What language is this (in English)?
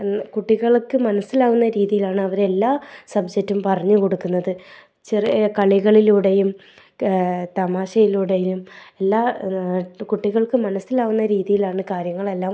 Malayalam